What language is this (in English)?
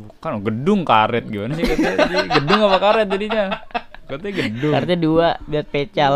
Indonesian